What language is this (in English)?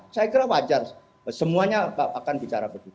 Indonesian